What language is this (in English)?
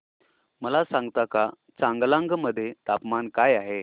Marathi